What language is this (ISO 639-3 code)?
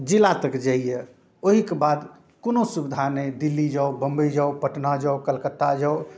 mai